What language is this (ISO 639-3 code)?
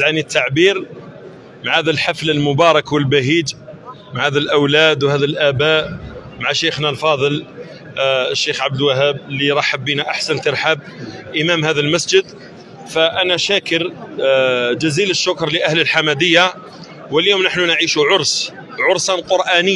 ara